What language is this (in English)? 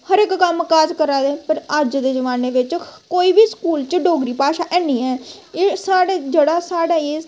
Dogri